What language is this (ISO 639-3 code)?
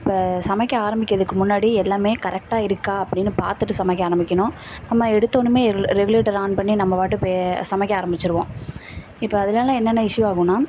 tam